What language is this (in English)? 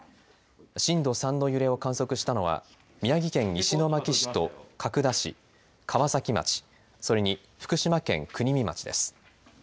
Japanese